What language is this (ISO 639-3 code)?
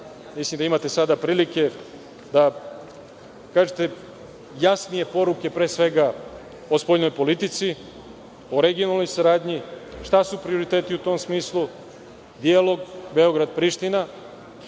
srp